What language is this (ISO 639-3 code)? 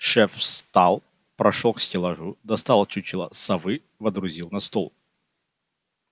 rus